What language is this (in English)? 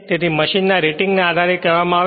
Gujarati